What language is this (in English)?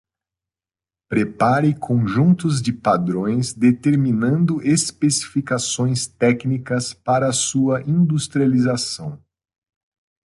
Portuguese